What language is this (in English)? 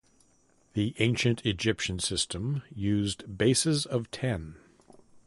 English